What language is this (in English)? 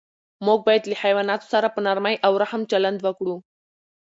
Pashto